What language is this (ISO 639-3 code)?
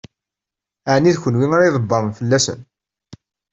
kab